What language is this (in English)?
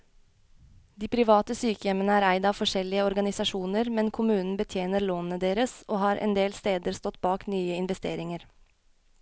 Norwegian